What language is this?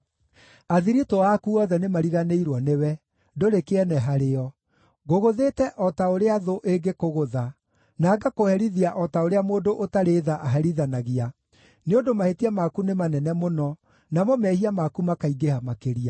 Kikuyu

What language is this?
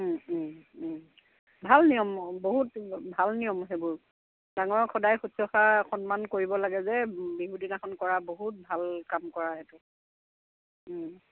Assamese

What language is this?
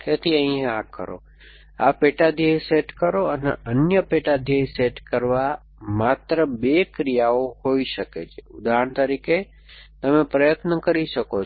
Gujarati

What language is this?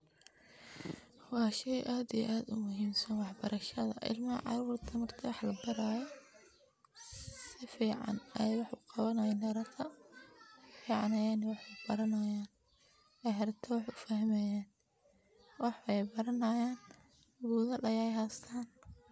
Somali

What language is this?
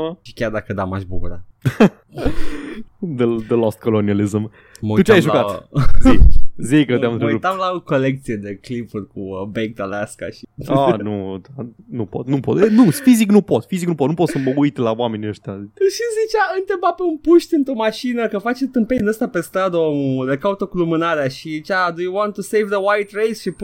Romanian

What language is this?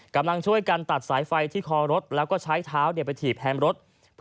Thai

